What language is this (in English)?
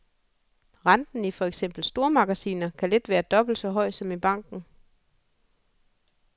Danish